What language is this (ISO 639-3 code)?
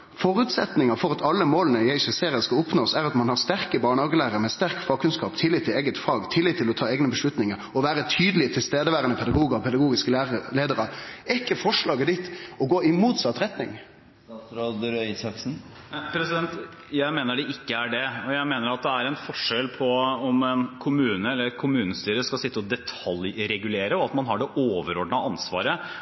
nor